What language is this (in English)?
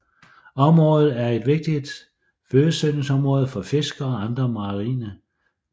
Danish